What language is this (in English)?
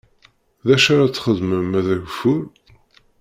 Kabyle